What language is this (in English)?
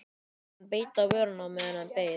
Icelandic